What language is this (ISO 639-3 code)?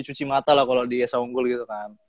ind